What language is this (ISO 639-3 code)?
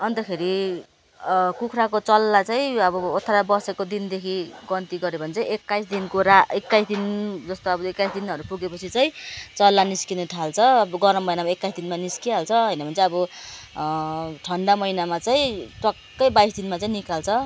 nep